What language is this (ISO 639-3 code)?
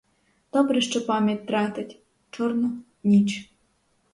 ukr